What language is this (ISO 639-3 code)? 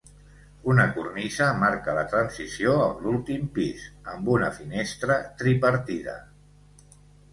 cat